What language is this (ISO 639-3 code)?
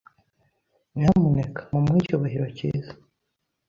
kin